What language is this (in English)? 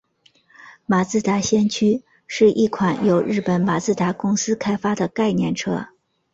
Chinese